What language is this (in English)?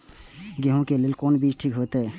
Maithili